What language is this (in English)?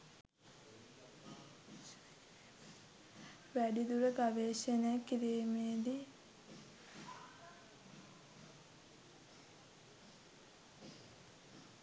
Sinhala